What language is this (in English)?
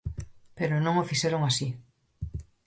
Galician